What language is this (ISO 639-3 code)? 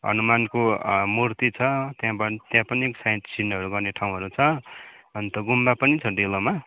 nep